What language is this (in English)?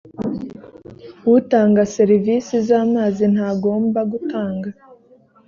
Kinyarwanda